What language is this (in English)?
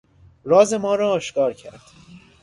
Persian